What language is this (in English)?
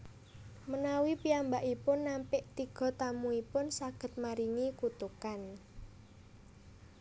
Javanese